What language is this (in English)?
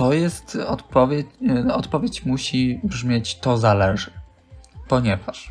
Polish